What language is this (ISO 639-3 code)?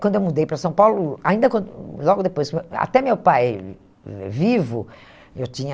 por